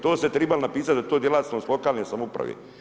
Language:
Croatian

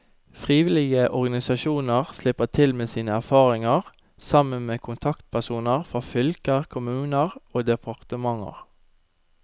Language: Norwegian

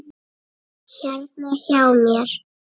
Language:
Icelandic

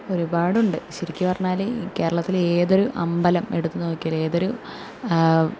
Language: Malayalam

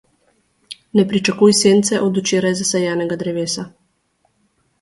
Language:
Slovenian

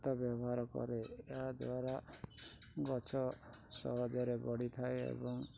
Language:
Odia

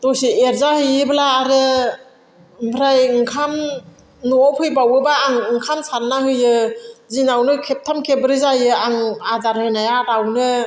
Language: Bodo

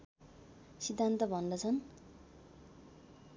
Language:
Nepali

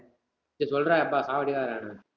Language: Tamil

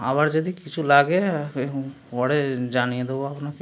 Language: Bangla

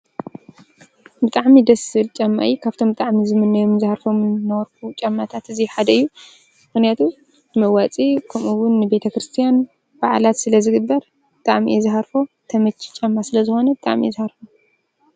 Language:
Tigrinya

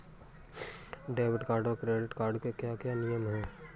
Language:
Hindi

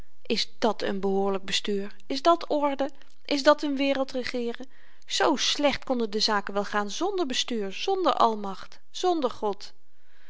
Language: Dutch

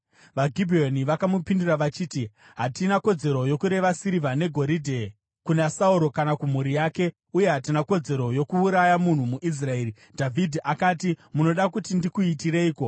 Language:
Shona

